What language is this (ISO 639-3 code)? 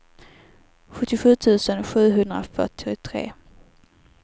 swe